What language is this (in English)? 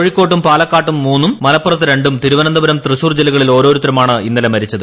Malayalam